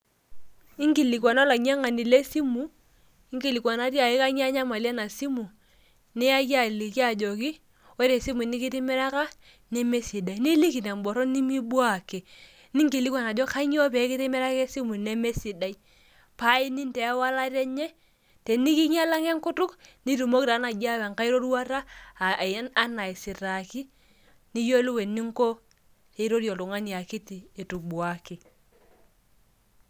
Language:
Masai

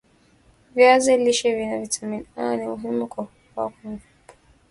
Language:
Swahili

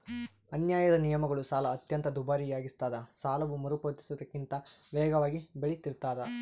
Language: Kannada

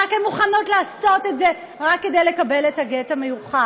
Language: Hebrew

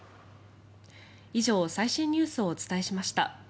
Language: Japanese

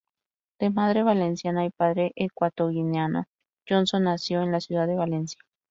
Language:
Spanish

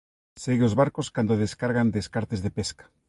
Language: Galician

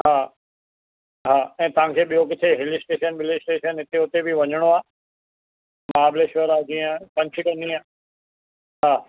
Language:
Sindhi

